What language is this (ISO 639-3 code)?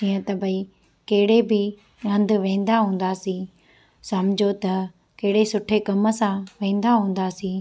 snd